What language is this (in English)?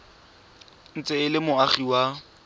Tswana